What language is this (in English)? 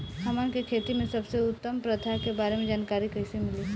Bhojpuri